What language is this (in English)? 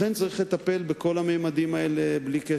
Hebrew